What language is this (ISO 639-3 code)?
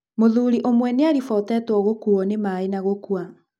kik